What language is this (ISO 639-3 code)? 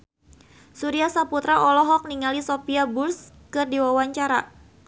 sun